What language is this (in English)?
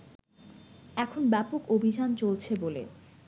Bangla